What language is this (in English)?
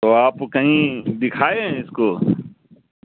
Urdu